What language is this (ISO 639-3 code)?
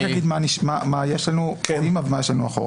heb